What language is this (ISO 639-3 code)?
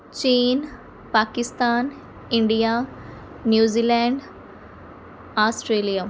pan